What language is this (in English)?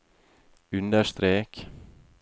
Norwegian